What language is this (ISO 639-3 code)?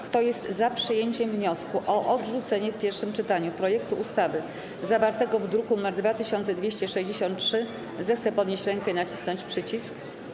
pol